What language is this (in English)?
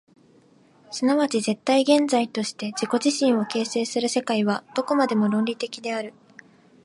Japanese